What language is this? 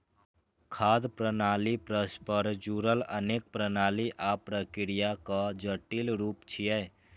Maithili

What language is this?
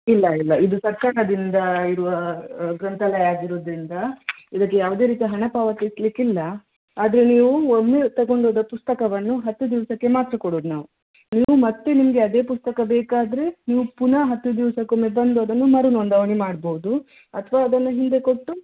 Kannada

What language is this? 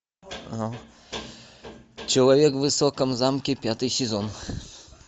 Russian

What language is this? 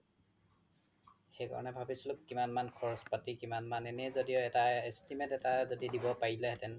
Assamese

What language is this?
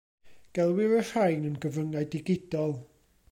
Welsh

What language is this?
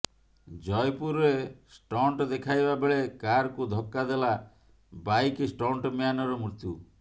Odia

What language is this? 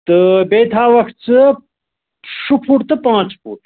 Kashmiri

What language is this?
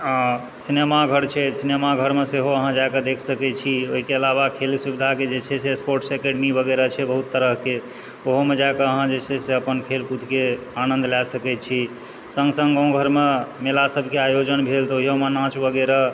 Maithili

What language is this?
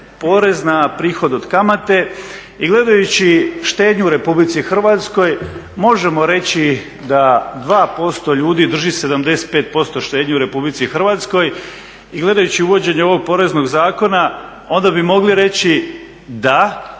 Croatian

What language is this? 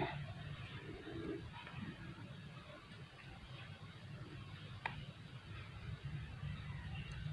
Indonesian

